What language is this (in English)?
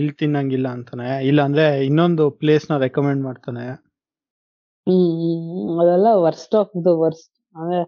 Kannada